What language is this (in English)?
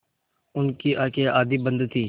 Hindi